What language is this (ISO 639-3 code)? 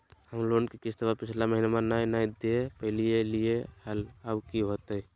mag